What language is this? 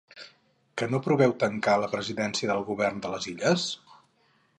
Catalan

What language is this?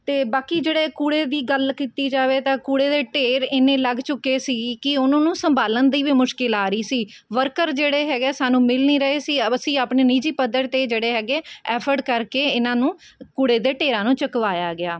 Punjabi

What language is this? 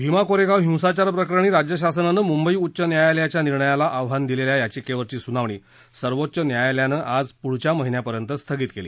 Marathi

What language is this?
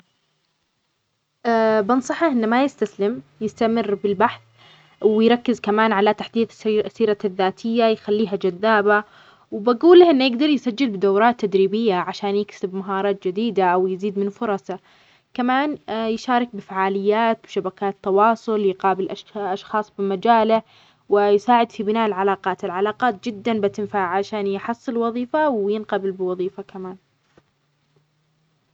Omani Arabic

